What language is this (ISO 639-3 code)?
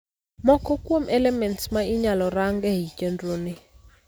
luo